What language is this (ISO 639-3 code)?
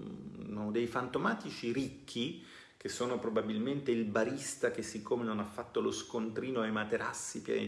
ita